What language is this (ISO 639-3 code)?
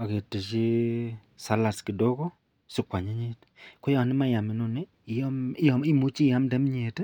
kln